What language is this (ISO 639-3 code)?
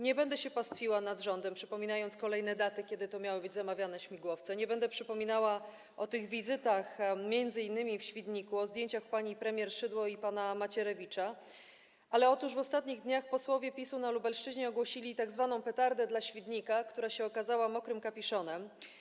pol